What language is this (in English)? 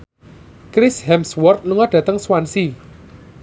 Javanese